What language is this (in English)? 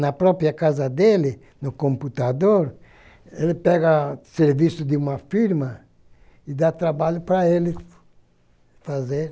Portuguese